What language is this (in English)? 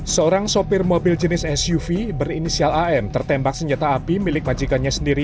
Indonesian